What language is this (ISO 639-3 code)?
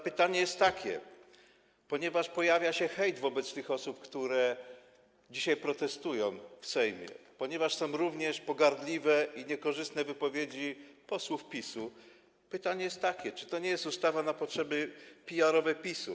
pol